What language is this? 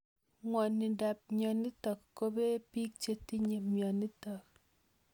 Kalenjin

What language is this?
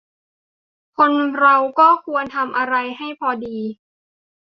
Thai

